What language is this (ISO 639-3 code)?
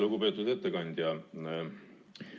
est